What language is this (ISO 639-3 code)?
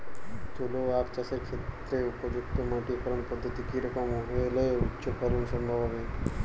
ben